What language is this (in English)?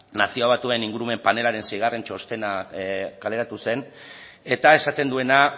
Basque